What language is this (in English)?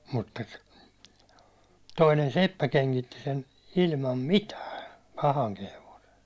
Finnish